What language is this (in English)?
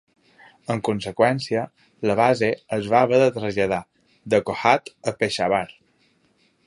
Catalan